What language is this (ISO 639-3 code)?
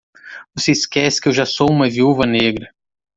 por